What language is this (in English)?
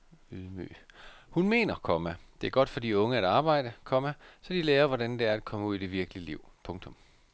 Danish